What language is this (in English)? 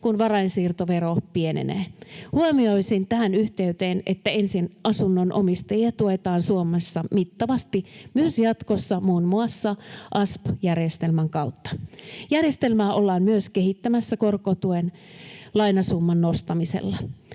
Finnish